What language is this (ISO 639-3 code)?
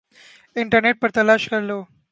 urd